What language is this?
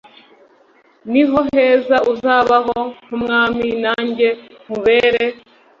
Kinyarwanda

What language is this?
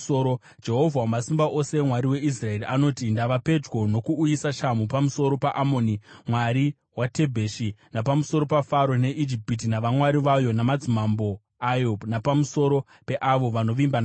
Shona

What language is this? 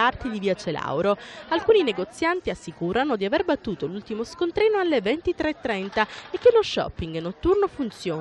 Italian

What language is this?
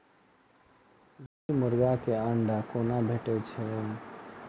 Maithili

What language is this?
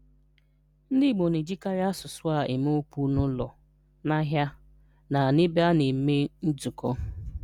Igbo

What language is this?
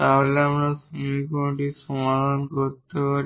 Bangla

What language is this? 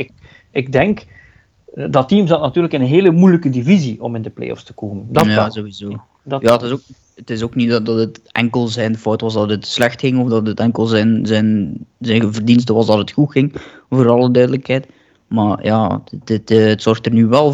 Dutch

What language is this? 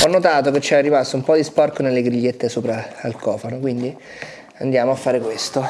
Italian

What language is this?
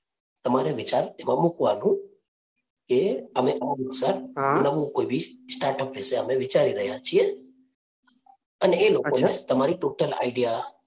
Gujarati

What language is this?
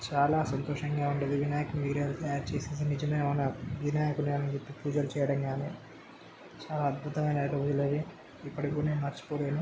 Telugu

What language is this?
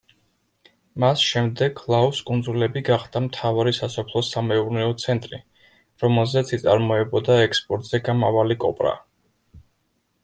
Georgian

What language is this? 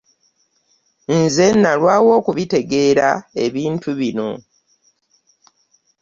Ganda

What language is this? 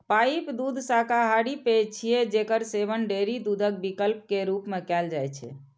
Maithili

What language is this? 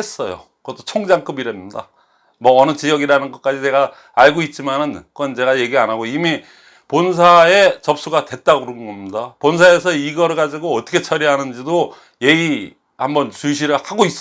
Korean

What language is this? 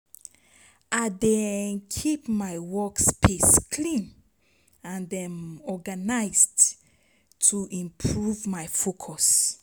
Nigerian Pidgin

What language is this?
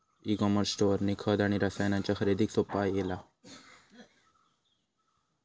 Marathi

